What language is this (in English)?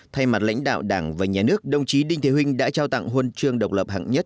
Vietnamese